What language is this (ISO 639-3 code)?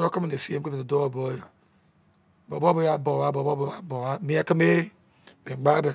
ijc